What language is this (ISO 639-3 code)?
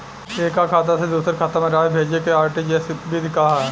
bho